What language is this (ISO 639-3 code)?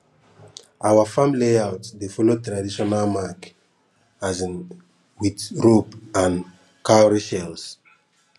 pcm